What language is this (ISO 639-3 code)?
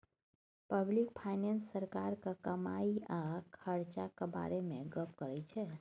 mai